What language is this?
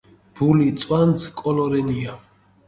Mingrelian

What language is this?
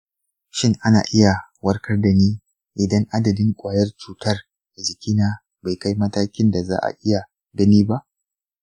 Hausa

